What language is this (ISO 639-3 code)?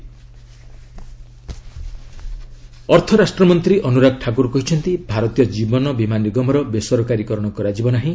ori